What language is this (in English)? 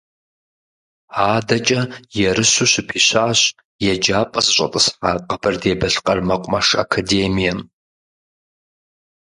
Kabardian